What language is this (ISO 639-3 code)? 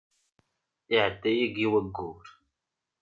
kab